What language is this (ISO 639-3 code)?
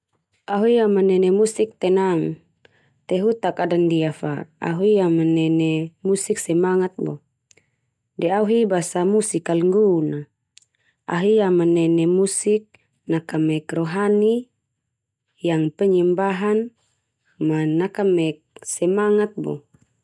twu